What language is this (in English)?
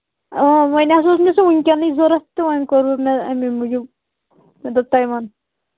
Kashmiri